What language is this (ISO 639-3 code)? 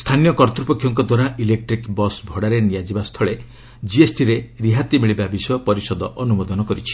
ori